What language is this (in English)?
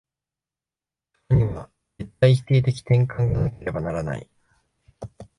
Japanese